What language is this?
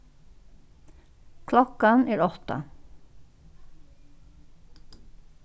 Faroese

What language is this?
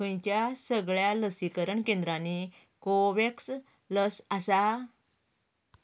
Konkani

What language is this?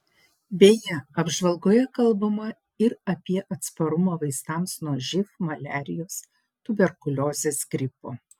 Lithuanian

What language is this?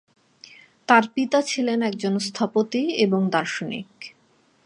Bangla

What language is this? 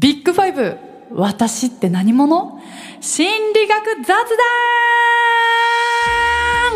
Japanese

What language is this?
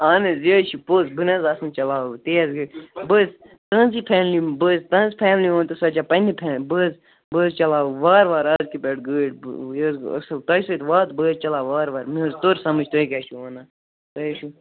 Kashmiri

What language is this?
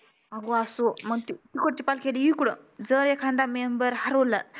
Marathi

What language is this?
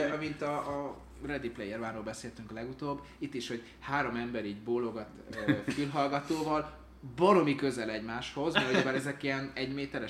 Hungarian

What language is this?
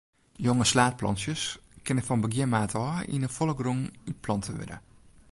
Western Frisian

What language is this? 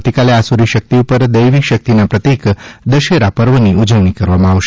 Gujarati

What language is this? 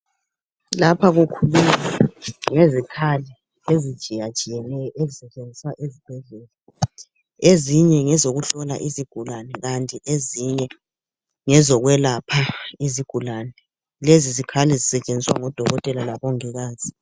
North Ndebele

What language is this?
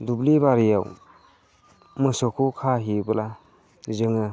Bodo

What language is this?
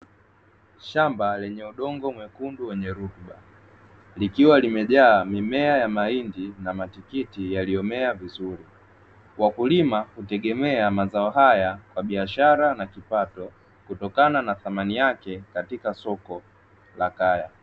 Swahili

